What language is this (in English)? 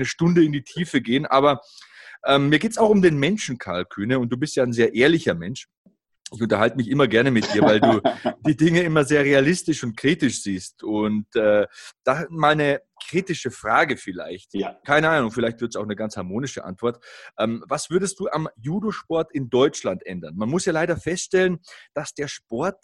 German